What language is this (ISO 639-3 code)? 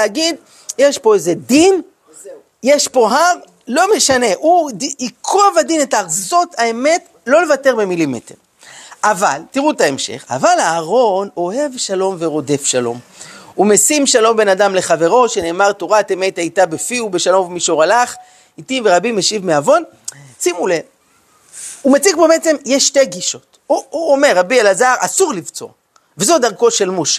heb